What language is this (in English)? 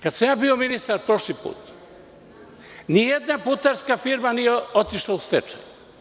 Serbian